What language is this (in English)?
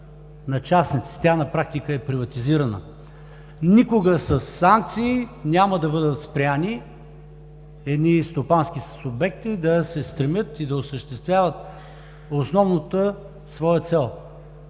Bulgarian